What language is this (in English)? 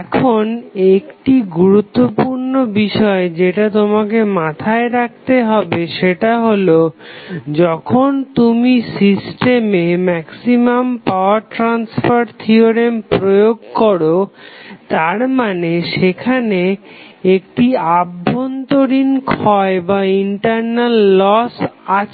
Bangla